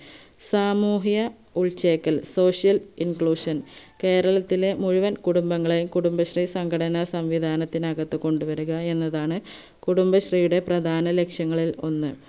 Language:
Malayalam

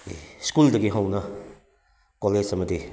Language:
Manipuri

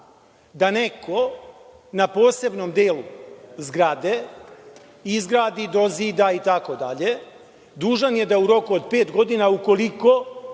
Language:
Serbian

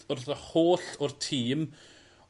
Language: Welsh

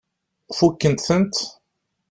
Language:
Kabyle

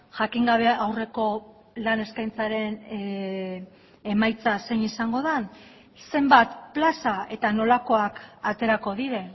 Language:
Basque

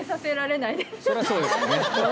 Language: Japanese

